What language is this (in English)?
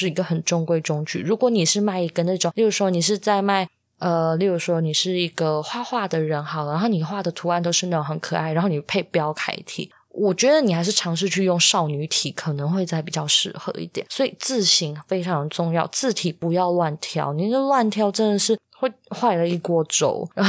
Chinese